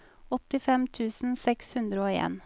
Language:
Norwegian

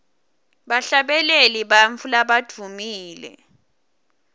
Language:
Swati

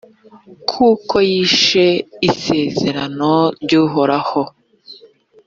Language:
Kinyarwanda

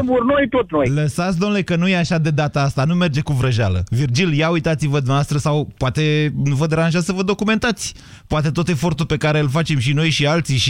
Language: Romanian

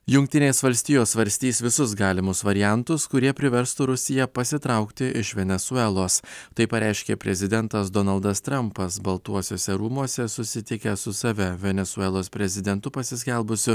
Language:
Lithuanian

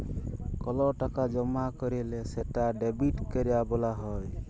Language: Bangla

